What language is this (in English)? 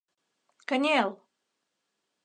Mari